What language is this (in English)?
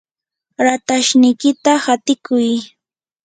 Yanahuanca Pasco Quechua